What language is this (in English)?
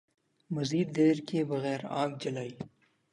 Urdu